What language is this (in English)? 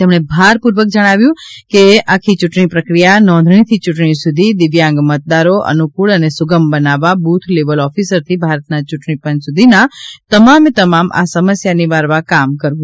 Gujarati